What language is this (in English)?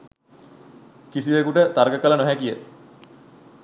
Sinhala